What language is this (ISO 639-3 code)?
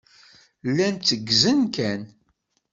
kab